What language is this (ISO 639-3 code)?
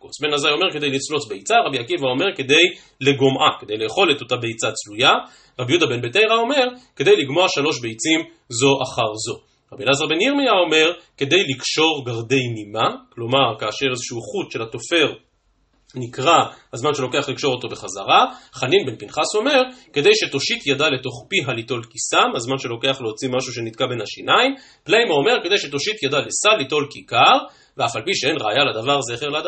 heb